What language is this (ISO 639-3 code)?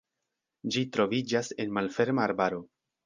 epo